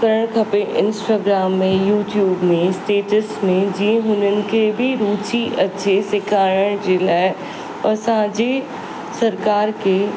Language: Sindhi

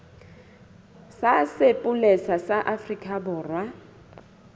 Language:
Southern Sotho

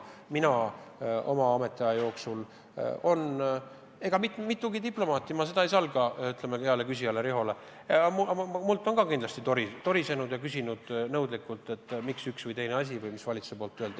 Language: Estonian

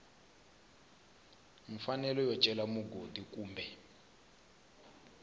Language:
Tsonga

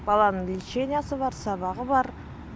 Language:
Kazakh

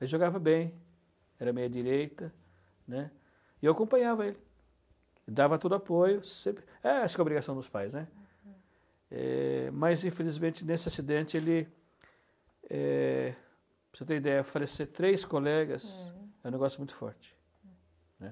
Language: Portuguese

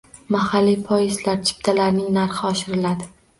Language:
Uzbek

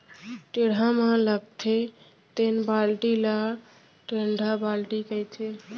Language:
Chhattisgarhi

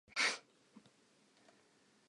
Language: Southern Sotho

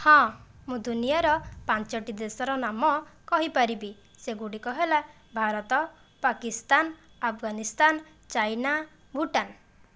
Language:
Odia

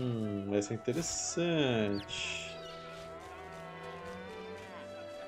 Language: Portuguese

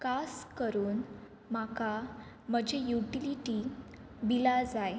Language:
Konkani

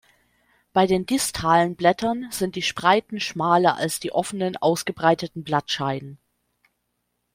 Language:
German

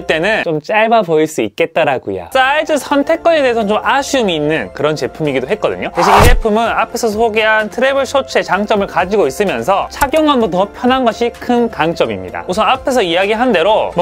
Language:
Korean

